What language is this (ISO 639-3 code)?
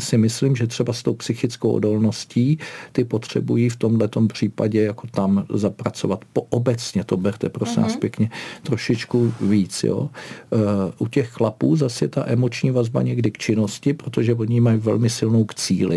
ces